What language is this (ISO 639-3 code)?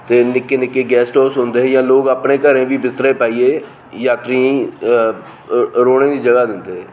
doi